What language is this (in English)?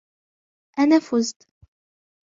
Arabic